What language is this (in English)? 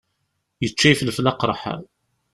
Kabyle